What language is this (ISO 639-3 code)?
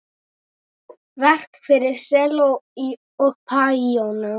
isl